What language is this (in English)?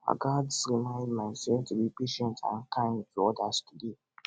Nigerian Pidgin